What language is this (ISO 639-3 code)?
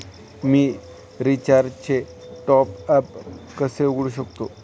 mar